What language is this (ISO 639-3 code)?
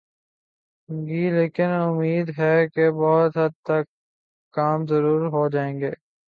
urd